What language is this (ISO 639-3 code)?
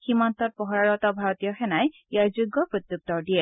asm